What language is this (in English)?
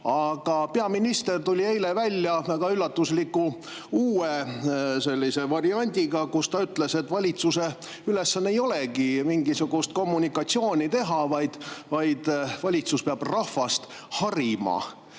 Estonian